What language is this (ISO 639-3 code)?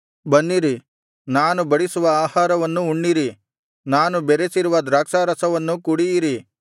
kan